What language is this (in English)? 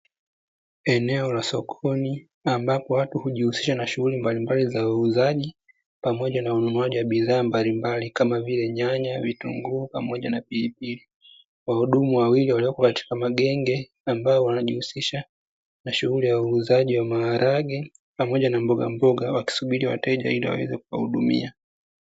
Swahili